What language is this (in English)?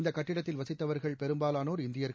Tamil